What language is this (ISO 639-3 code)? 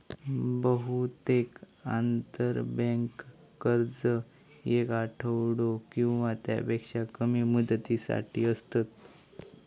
mar